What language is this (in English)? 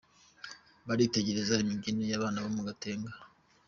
Kinyarwanda